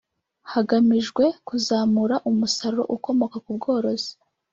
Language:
Kinyarwanda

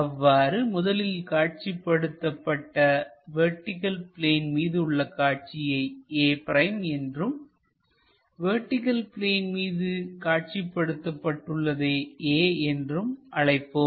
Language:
Tamil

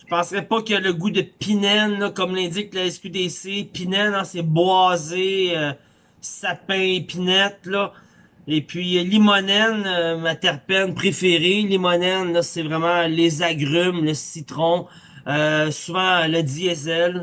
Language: French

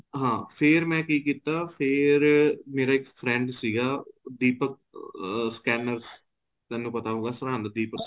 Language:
Punjabi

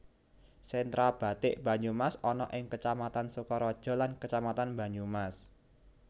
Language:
Javanese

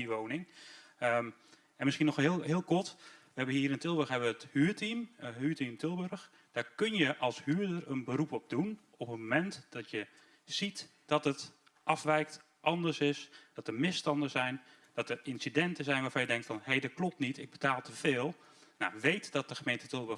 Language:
Dutch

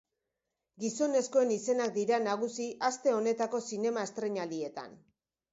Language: Basque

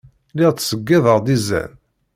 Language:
Kabyle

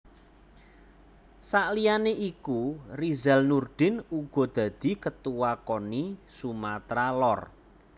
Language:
Javanese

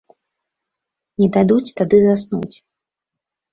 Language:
Belarusian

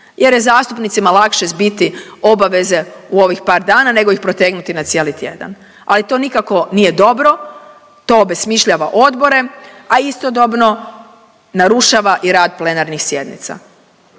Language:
Croatian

